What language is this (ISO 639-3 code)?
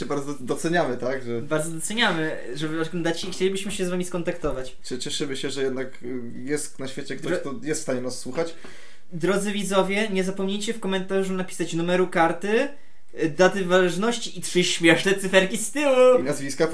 pol